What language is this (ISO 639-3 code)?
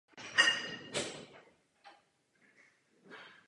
ces